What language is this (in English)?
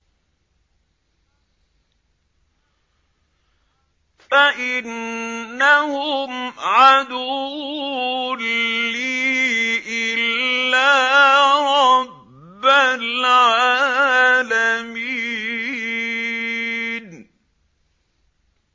Arabic